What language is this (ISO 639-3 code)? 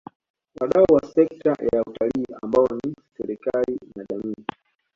swa